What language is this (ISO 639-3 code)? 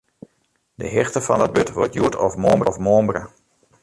fry